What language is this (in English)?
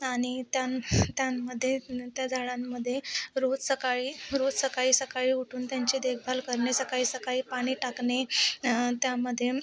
Marathi